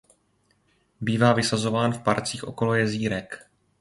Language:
Czech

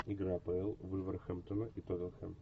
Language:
Russian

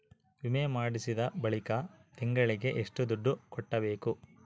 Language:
Kannada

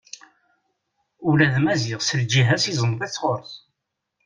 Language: Kabyle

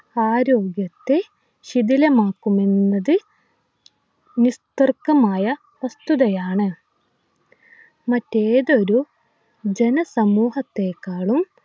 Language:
Malayalam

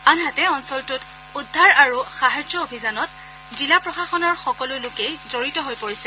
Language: Assamese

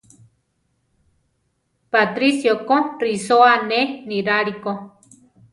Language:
Central Tarahumara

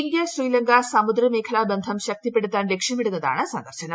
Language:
Malayalam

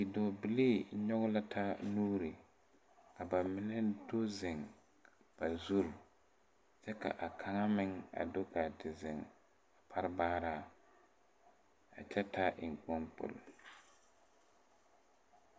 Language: Southern Dagaare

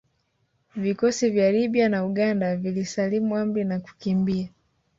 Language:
Swahili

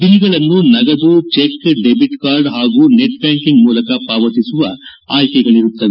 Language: Kannada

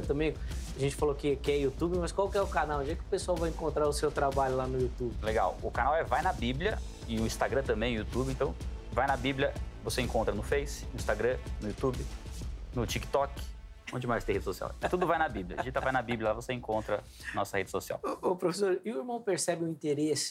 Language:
Portuguese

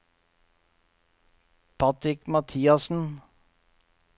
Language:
Norwegian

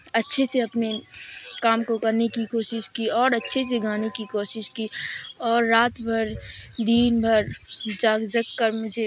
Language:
Urdu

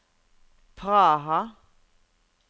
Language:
Norwegian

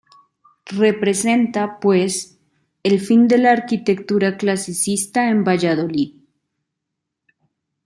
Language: Spanish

